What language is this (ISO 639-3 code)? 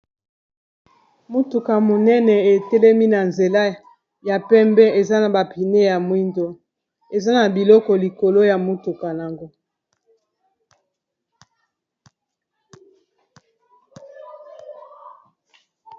lin